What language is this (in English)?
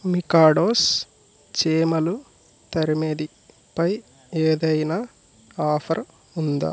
Telugu